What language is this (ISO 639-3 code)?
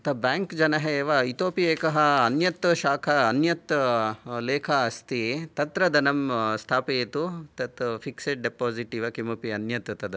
san